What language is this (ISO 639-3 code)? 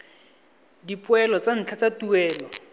tsn